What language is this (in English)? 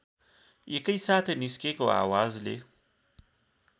Nepali